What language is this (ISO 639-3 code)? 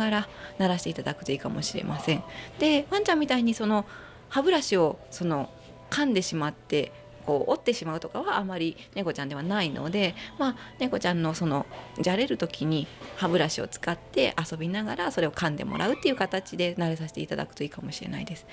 jpn